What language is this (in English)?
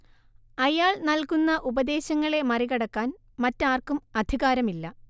Malayalam